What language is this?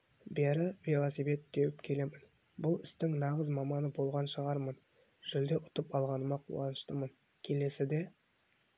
Kazakh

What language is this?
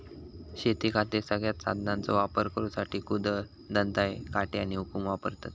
Marathi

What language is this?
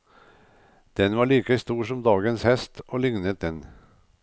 Norwegian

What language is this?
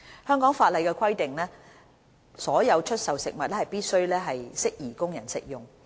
Cantonese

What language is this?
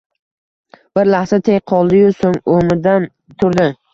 Uzbek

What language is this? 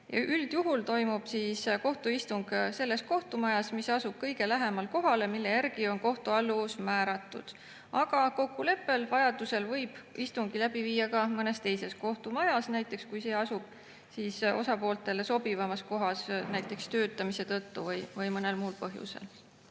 Estonian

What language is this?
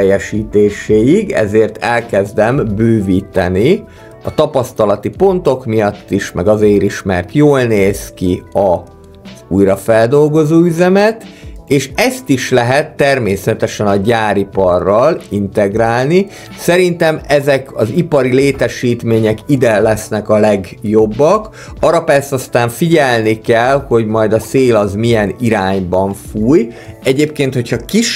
Hungarian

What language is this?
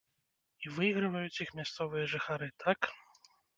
Belarusian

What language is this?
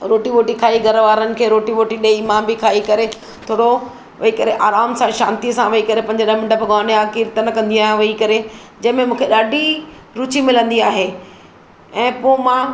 Sindhi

